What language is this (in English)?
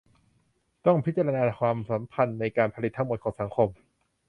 Thai